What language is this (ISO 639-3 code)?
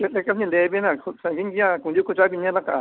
sat